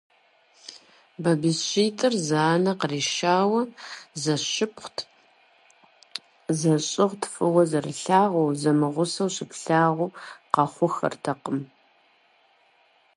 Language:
Kabardian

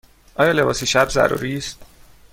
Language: Persian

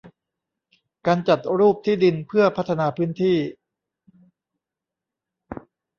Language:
Thai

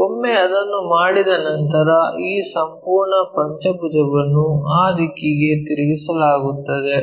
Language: Kannada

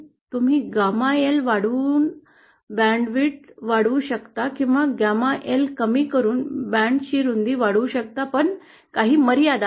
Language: Marathi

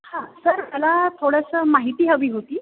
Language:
Marathi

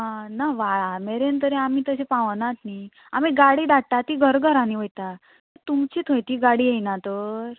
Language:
Konkani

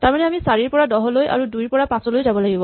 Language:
Assamese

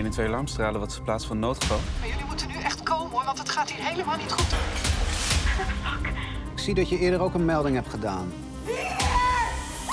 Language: Dutch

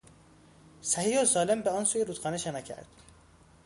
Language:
Persian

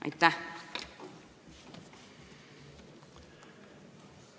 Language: Estonian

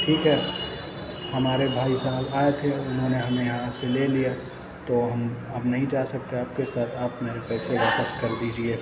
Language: Urdu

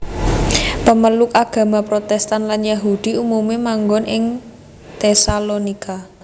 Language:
Javanese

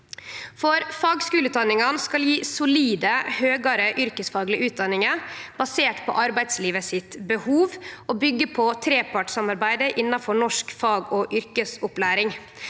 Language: Norwegian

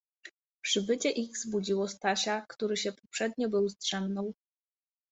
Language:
Polish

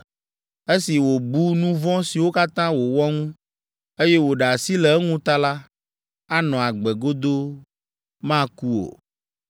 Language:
Ewe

